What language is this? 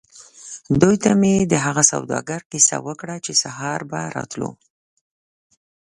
Pashto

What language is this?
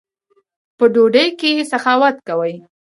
Pashto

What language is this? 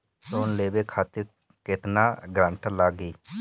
Bhojpuri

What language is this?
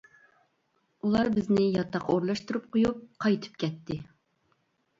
Uyghur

